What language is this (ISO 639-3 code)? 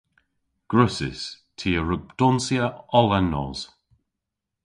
cor